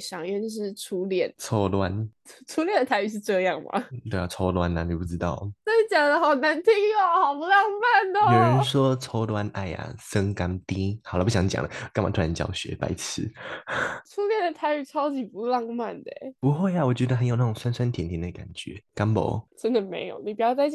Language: Chinese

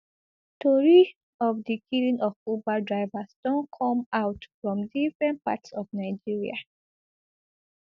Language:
Nigerian Pidgin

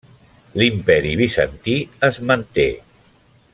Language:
Catalan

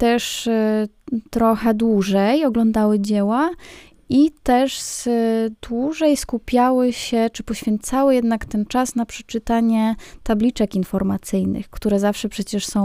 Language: Polish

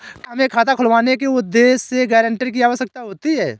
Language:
Hindi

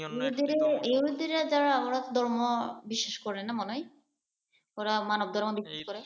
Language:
Bangla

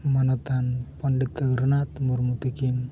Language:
Santali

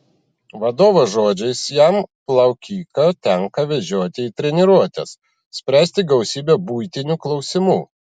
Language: Lithuanian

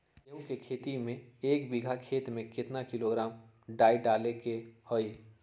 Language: Magahi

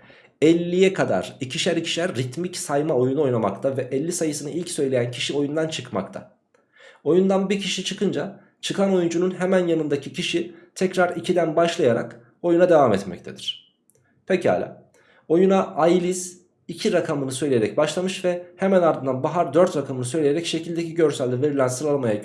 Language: Turkish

